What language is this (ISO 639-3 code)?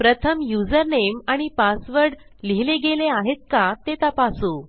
mar